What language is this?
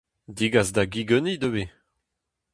Breton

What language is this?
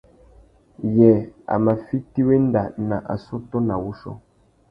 Tuki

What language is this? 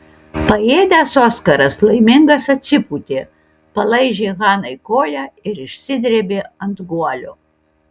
Lithuanian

